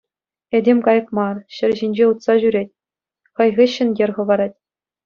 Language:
Chuvash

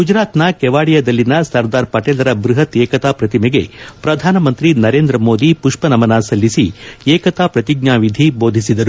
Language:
Kannada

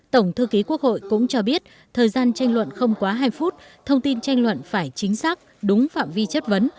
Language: Vietnamese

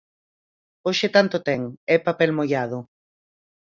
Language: Galician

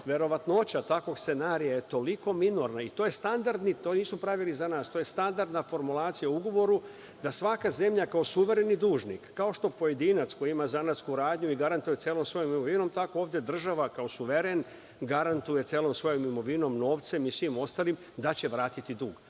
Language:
Serbian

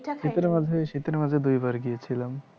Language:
Bangla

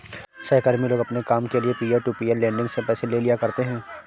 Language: Hindi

